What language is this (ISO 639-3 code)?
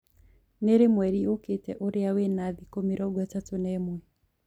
kik